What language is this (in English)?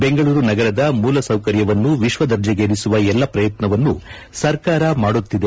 Kannada